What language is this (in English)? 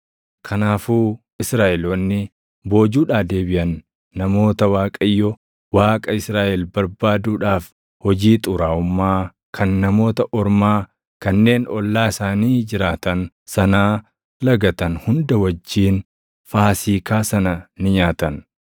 Oromo